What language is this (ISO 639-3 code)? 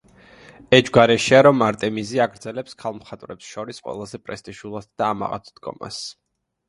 kat